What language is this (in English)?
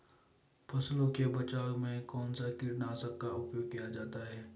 Hindi